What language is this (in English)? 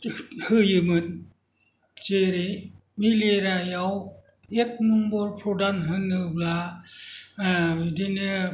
Bodo